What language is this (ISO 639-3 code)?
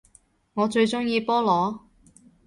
yue